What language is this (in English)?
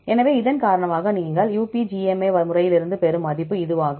Tamil